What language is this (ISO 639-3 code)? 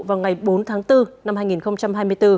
vie